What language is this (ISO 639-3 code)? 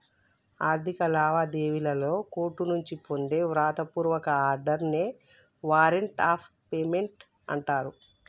tel